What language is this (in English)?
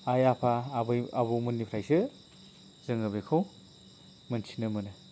Bodo